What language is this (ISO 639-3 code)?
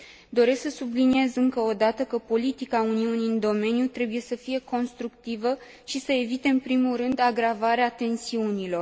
ron